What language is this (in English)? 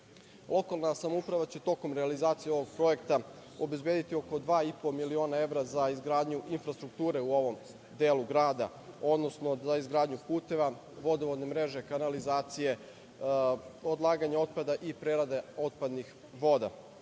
Serbian